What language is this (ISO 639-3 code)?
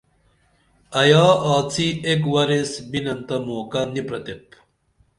dml